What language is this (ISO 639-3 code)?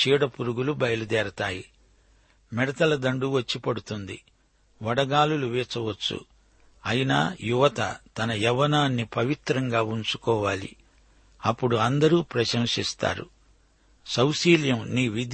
tel